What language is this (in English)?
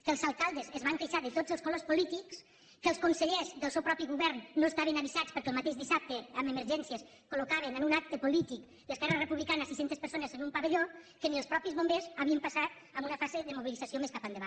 Catalan